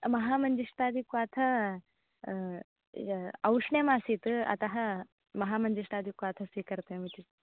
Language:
Sanskrit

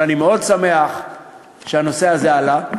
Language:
Hebrew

